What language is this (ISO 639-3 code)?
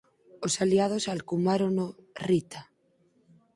glg